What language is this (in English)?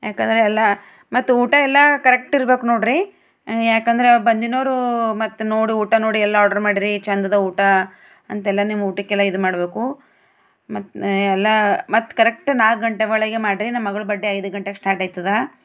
Kannada